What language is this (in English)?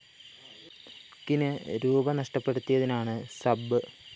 Malayalam